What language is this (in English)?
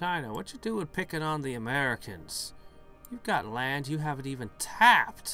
English